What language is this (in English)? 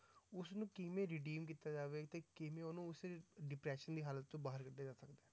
Punjabi